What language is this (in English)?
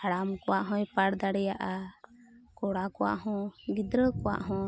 Santali